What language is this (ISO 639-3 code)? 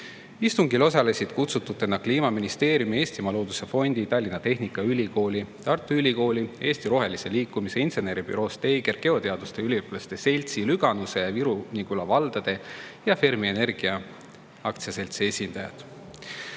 est